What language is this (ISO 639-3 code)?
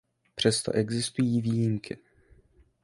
ces